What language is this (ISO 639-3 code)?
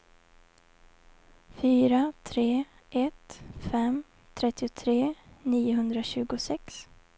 swe